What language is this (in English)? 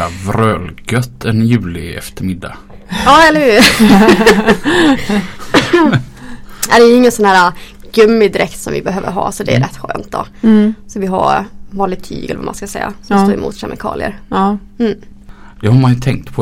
Swedish